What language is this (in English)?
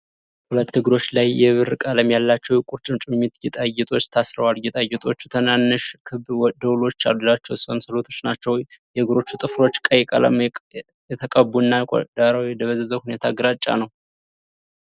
Amharic